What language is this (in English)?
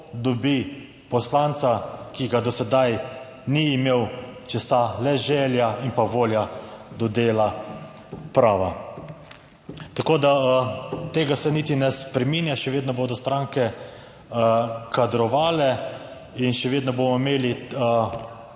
Slovenian